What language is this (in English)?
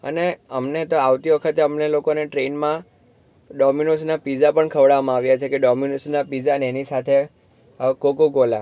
Gujarati